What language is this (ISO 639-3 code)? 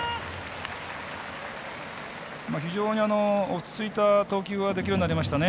jpn